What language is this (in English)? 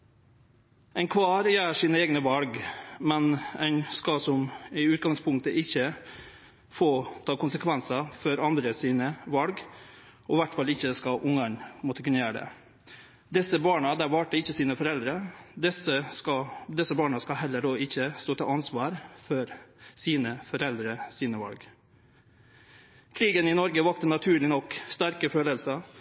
Norwegian Nynorsk